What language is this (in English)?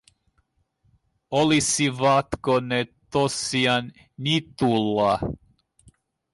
Finnish